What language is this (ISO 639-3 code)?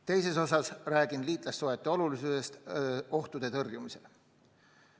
est